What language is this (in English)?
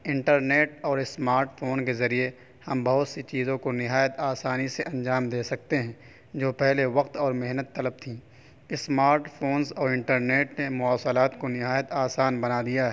Urdu